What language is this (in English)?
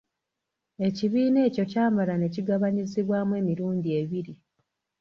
Ganda